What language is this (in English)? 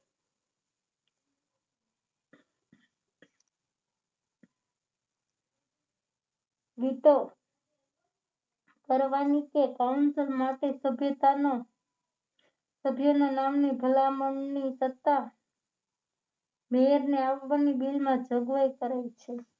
Gujarati